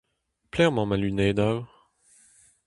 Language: Breton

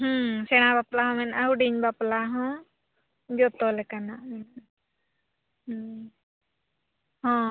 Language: Santali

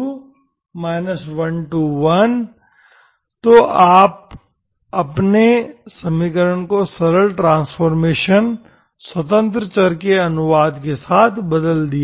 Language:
Hindi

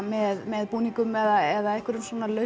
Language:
Icelandic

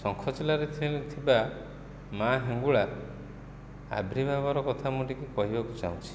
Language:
Odia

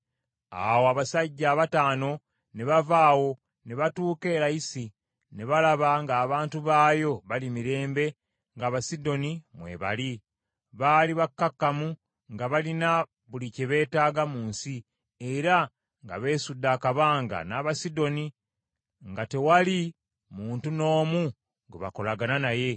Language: Ganda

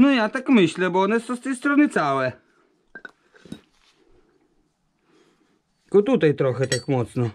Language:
Polish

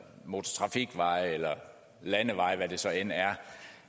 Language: Danish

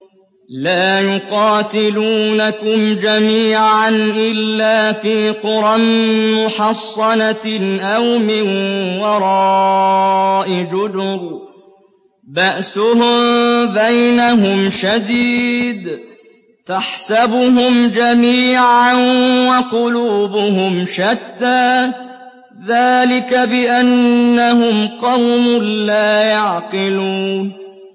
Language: Arabic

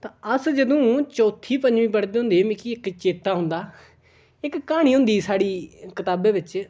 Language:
Dogri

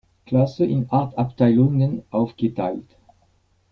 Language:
German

